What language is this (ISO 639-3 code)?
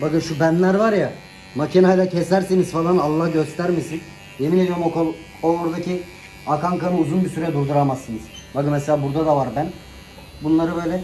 tur